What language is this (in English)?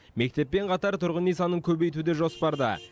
Kazakh